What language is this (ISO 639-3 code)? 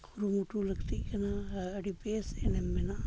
sat